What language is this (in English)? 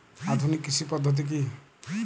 Bangla